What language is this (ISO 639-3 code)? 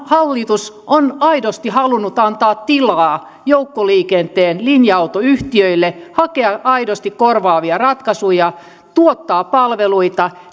fin